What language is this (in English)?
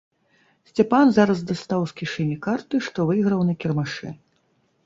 Belarusian